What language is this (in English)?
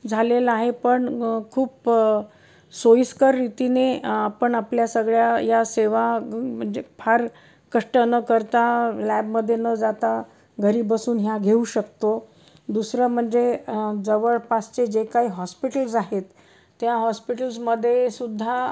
Marathi